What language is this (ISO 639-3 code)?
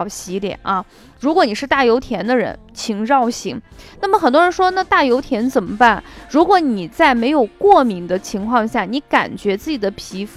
zho